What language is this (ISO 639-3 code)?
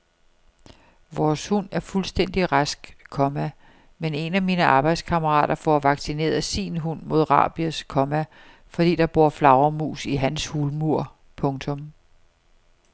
dan